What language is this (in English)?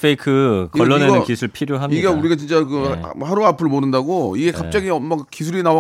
Korean